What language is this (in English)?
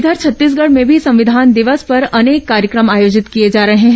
Hindi